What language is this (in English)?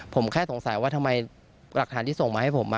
Thai